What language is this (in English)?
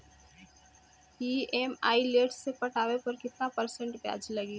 Bhojpuri